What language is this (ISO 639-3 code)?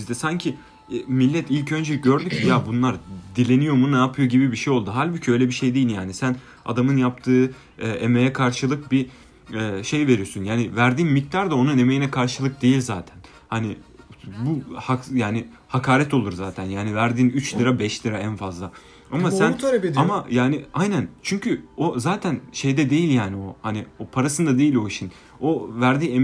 tur